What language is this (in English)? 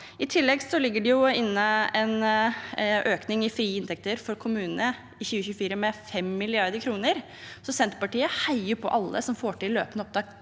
Norwegian